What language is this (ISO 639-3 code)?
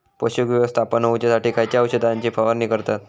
mar